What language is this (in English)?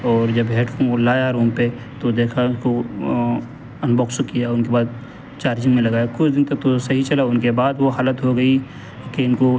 Urdu